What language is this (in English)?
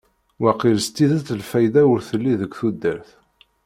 Kabyle